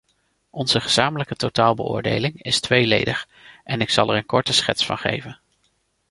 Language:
Dutch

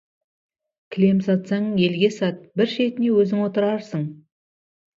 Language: Kazakh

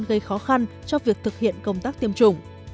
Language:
Vietnamese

